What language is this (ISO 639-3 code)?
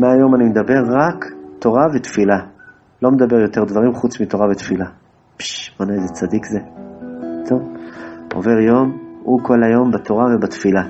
heb